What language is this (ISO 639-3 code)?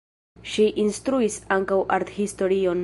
epo